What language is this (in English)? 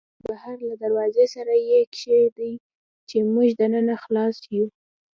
Pashto